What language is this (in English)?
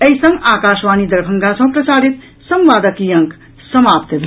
Maithili